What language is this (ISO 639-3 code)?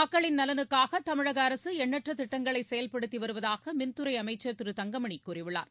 tam